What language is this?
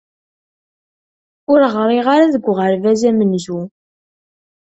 Kabyle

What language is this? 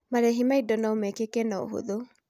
Kikuyu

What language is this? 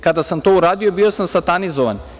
Serbian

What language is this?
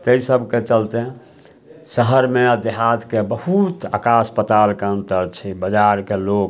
Maithili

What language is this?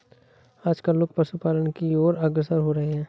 Hindi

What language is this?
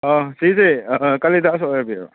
Manipuri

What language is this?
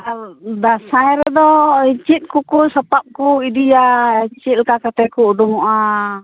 Santali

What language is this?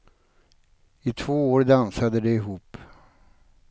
Swedish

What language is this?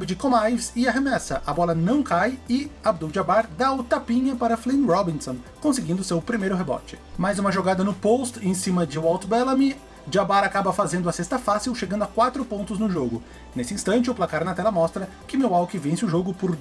Portuguese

